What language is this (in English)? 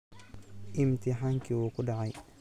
Somali